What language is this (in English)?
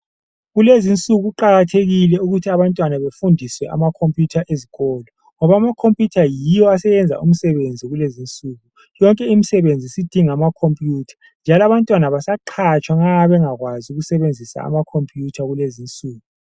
North Ndebele